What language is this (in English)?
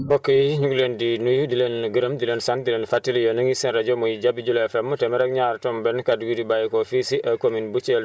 Wolof